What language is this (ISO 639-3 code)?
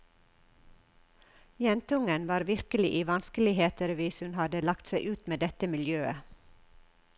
nor